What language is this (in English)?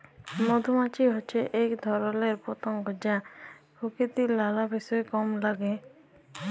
Bangla